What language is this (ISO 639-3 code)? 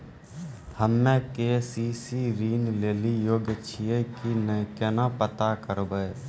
mai